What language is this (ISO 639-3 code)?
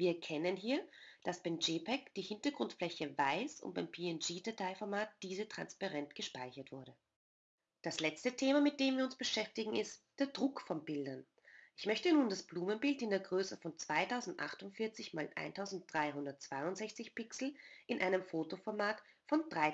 deu